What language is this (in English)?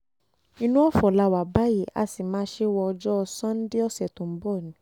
Yoruba